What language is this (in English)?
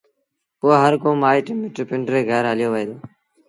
Sindhi Bhil